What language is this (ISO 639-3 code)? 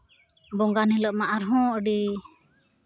sat